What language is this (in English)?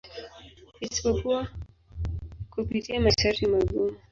Swahili